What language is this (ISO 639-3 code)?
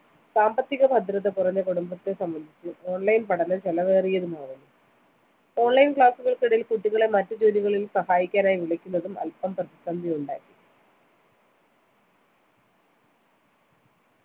mal